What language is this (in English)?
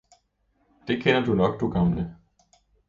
Danish